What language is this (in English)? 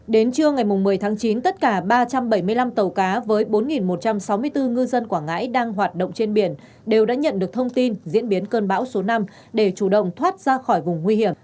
Vietnamese